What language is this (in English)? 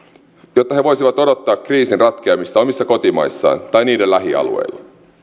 Finnish